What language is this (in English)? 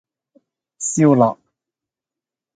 Cantonese